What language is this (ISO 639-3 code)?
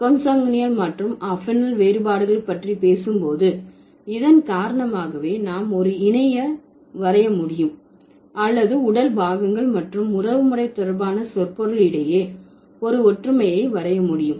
tam